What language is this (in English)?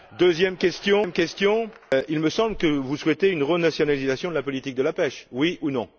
French